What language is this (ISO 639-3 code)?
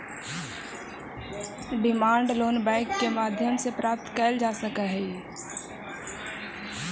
mag